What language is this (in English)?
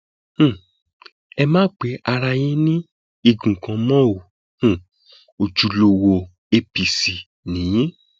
Yoruba